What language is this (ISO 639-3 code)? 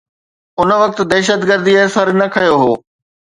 snd